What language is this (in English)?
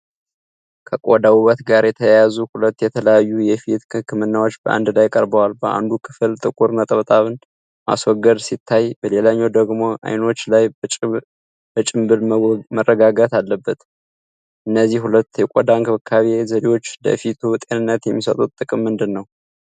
Amharic